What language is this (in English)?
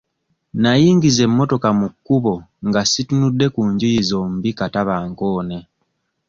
Ganda